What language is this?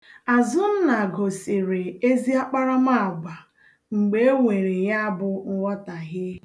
Igbo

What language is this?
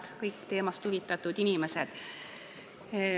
Estonian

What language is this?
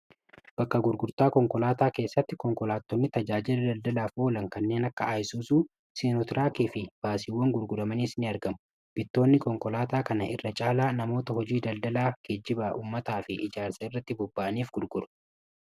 Oromo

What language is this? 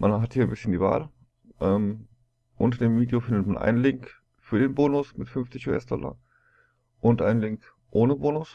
German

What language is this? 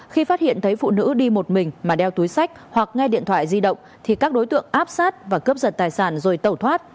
Vietnamese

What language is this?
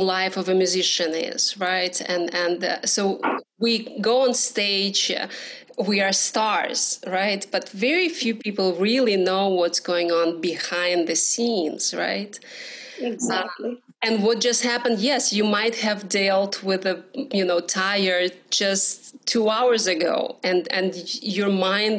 English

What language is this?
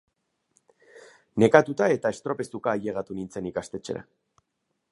Basque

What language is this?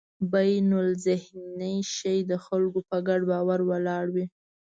Pashto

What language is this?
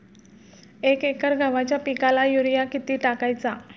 Marathi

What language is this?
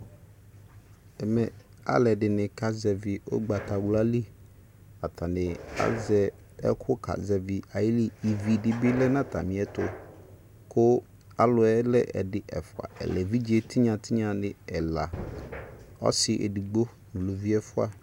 Ikposo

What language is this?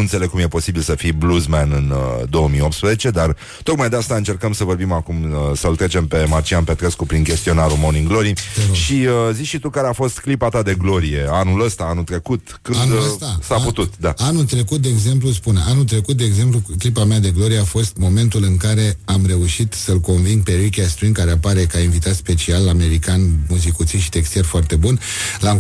Romanian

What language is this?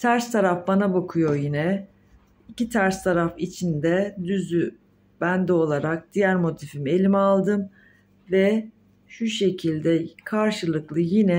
Turkish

